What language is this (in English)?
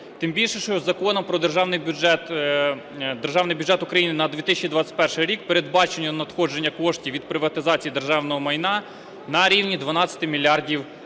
Ukrainian